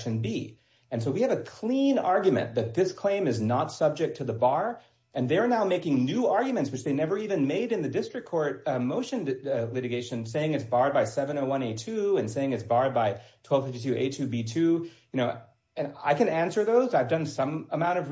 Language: English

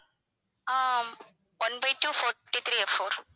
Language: Tamil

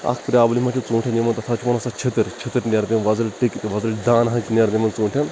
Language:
Kashmiri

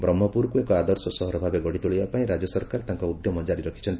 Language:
Odia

